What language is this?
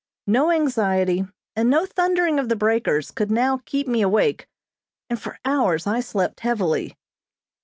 English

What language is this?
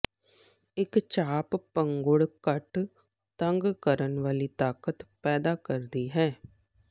Punjabi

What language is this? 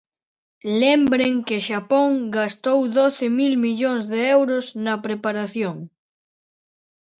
Galician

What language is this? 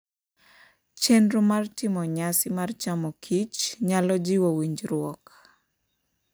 Luo (Kenya and Tanzania)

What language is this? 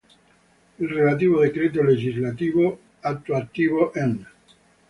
Italian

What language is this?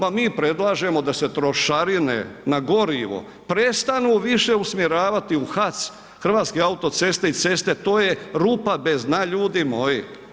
Croatian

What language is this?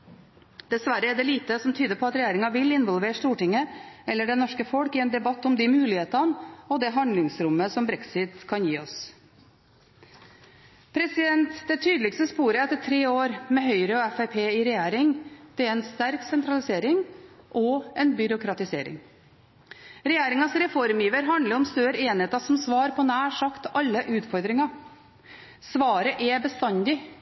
Norwegian Bokmål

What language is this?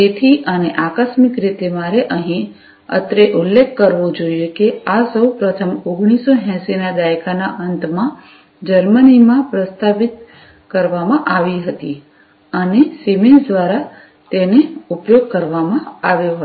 Gujarati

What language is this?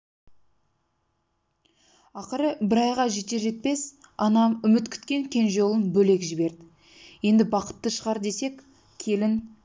Kazakh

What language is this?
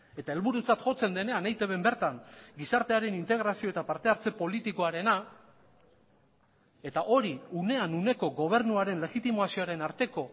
Basque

